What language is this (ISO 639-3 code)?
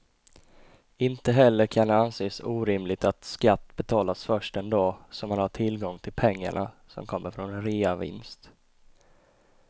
swe